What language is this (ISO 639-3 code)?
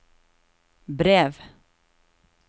nor